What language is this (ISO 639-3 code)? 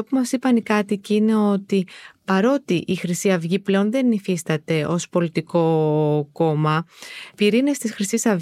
ell